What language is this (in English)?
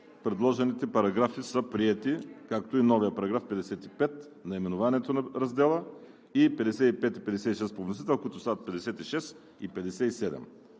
Bulgarian